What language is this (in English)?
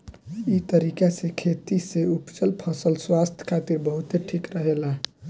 Bhojpuri